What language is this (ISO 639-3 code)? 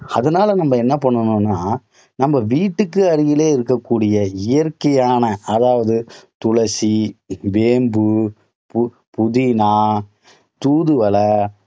tam